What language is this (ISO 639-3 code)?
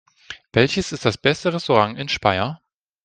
deu